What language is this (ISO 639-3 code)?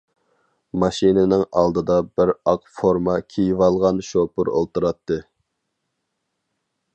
uig